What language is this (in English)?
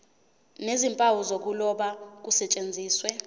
Zulu